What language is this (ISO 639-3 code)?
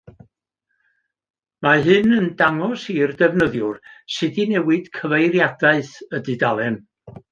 cym